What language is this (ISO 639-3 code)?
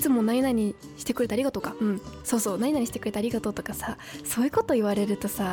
jpn